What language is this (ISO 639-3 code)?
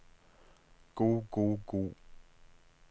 nor